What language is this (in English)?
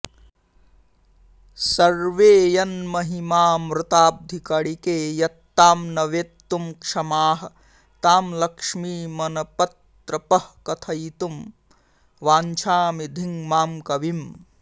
Sanskrit